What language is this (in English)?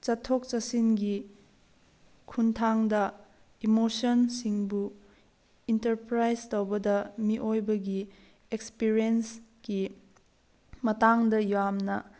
Manipuri